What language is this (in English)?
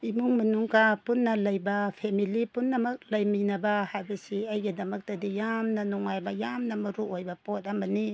Manipuri